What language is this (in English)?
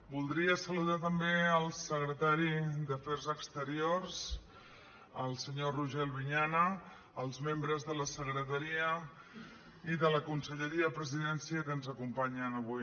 Catalan